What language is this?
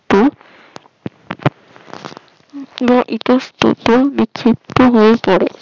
Bangla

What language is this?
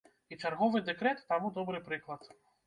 Belarusian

